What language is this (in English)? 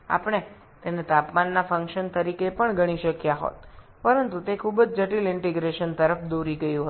Bangla